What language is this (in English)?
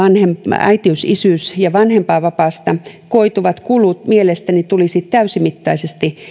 Finnish